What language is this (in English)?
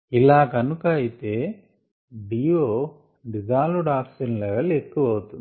Telugu